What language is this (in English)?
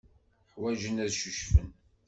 Kabyle